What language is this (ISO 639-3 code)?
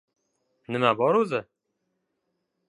uzb